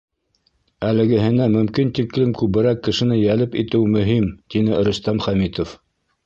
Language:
Bashkir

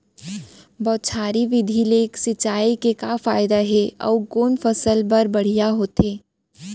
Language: Chhattisgarhi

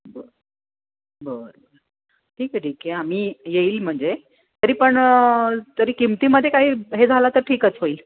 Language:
Marathi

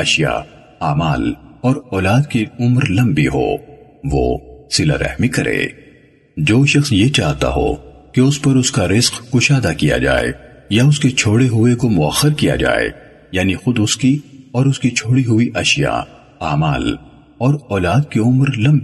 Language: Urdu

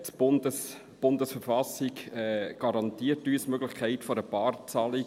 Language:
Swiss German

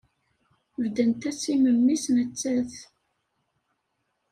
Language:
Kabyle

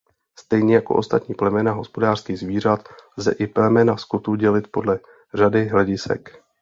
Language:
Czech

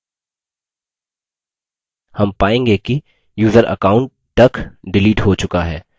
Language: Hindi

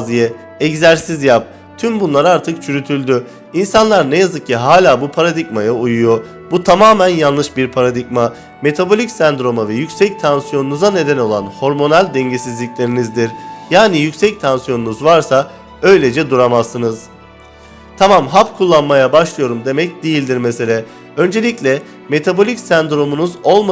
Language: Turkish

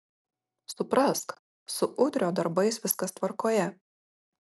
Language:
Lithuanian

